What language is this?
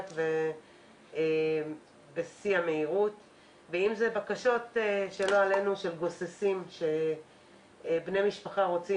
Hebrew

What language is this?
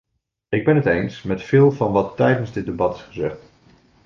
Dutch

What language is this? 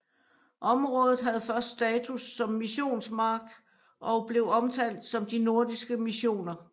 Danish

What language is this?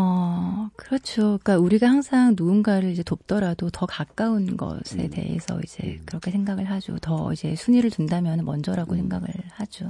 Korean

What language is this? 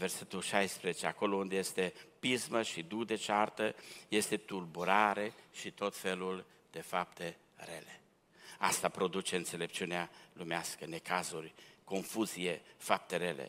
Romanian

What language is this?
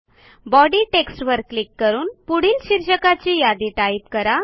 Marathi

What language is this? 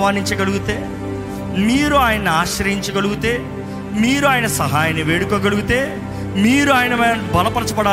Telugu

